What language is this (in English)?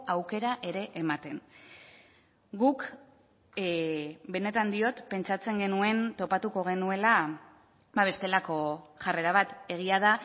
Basque